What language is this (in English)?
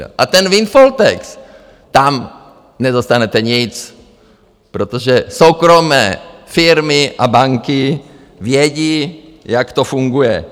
Czech